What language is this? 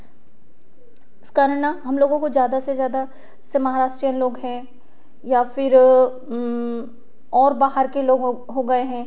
Hindi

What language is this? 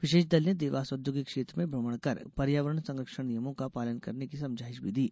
Hindi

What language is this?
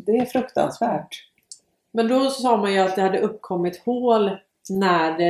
Swedish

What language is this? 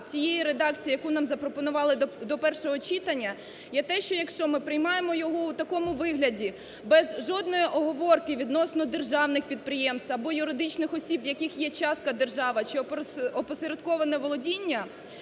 Ukrainian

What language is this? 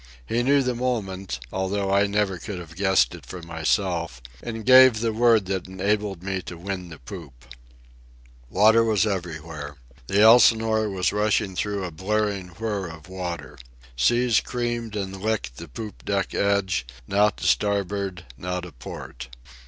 English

